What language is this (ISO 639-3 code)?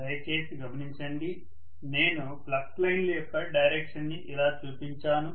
tel